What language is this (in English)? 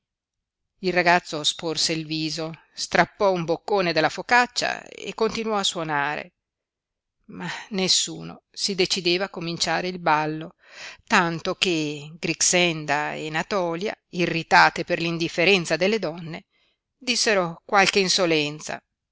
Italian